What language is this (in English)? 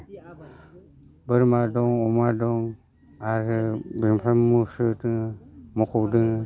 Bodo